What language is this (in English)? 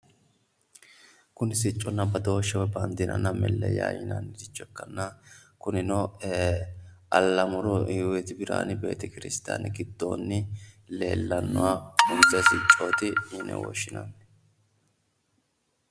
Sidamo